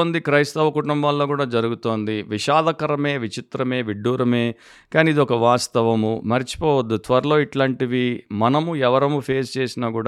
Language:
Telugu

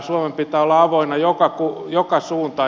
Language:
Finnish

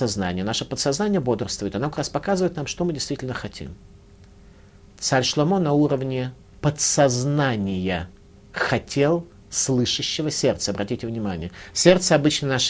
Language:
Russian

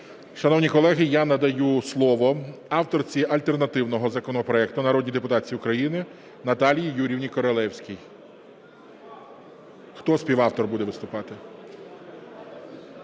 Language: Ukrainian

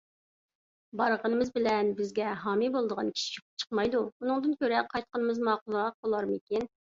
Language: Uyghur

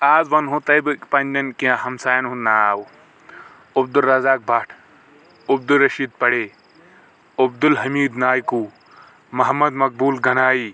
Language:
Kashmiri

